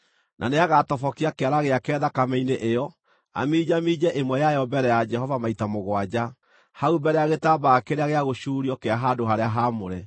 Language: Kikuyu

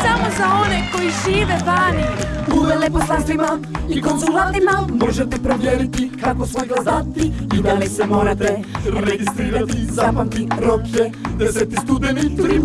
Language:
Italian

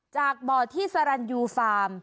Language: Thai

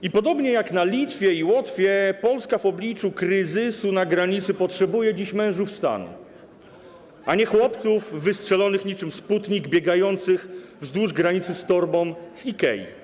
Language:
Polish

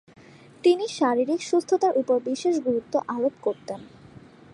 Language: Bangla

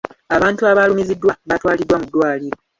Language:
Ganda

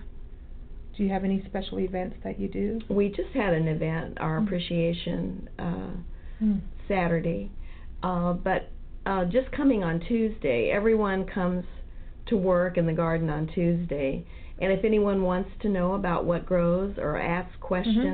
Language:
English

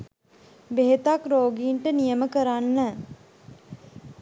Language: Sinhala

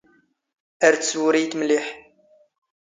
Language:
Standard Moroccan Tamazight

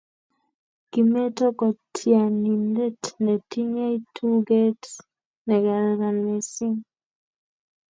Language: Kalenjin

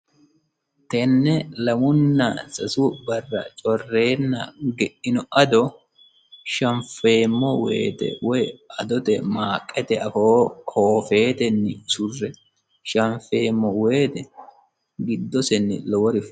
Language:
Sidamo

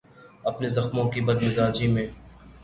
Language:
Urdu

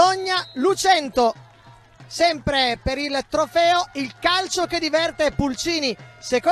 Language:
Italian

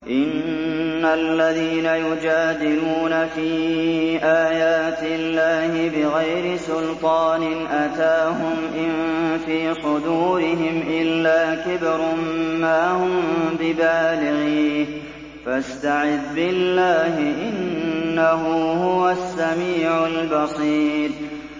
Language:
Arabic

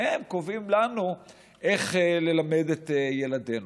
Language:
Hebrew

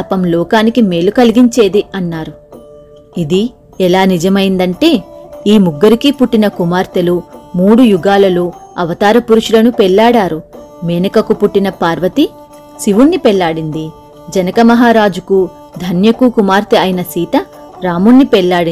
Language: Telugu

